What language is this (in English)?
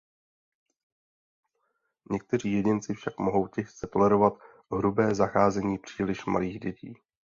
Czech